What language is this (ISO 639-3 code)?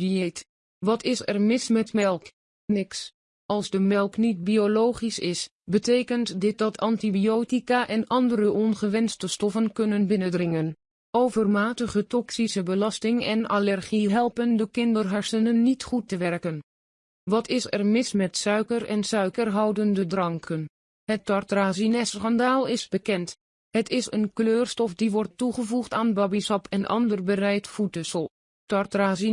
nld